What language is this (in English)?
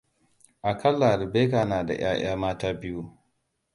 Hausa